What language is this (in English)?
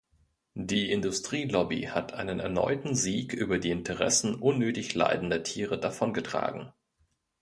German